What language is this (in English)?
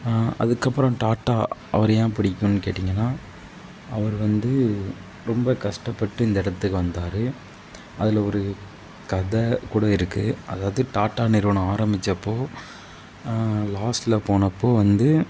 Tamil